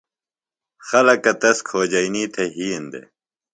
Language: Phalura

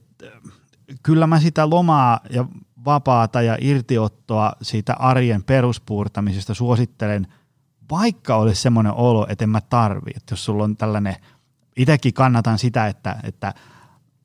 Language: Finnish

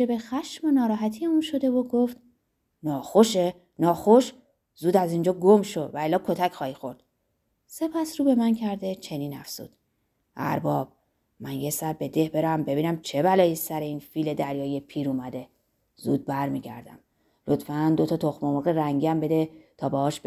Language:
Persian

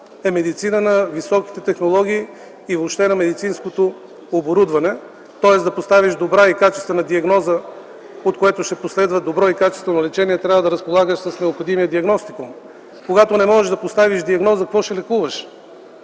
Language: Bulgarian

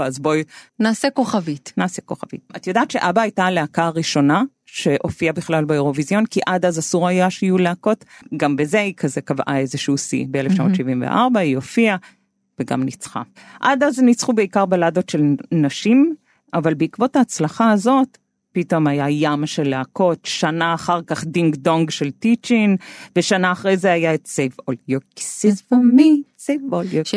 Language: Hebrew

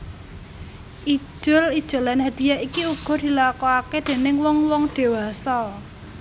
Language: Javanese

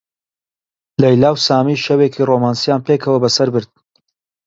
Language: Central Kurdish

